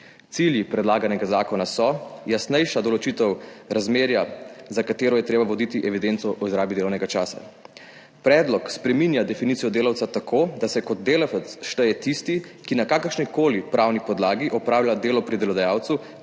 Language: Slovenian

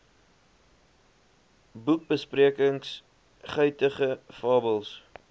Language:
Afrikaans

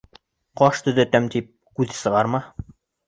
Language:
Bashkir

